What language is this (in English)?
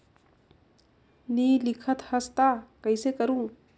Chhattisgarhi